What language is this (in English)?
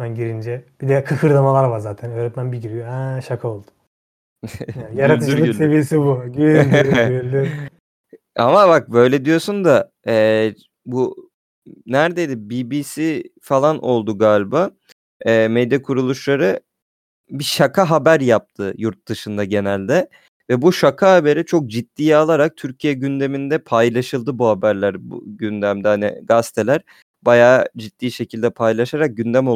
Turkish